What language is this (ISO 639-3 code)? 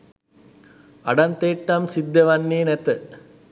sin